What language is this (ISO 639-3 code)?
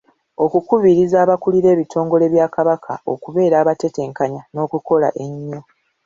lug